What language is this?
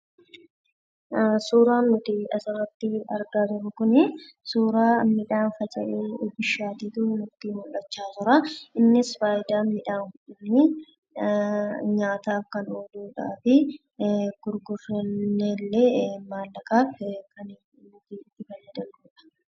Oromo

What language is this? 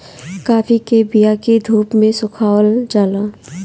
Bhojpuri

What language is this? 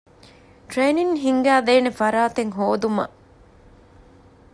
Divehi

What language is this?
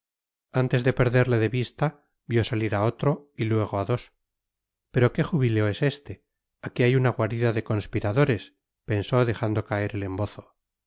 Spanish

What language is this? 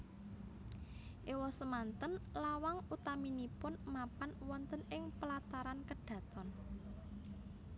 Javanese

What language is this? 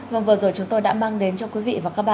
Vietnamese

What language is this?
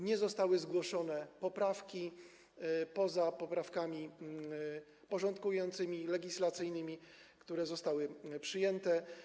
Polish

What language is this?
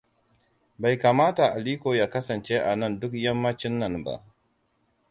Hausa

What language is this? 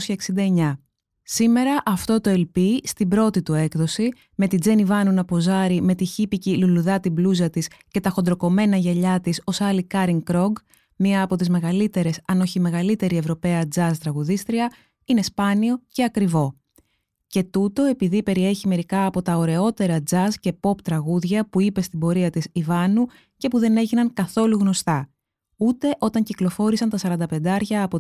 Greek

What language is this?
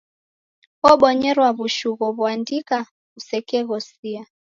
Taita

